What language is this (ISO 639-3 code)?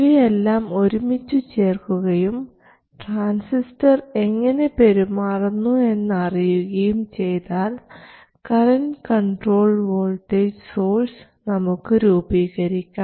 mal